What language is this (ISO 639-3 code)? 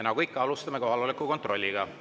est